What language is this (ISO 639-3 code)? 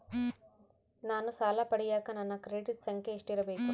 kan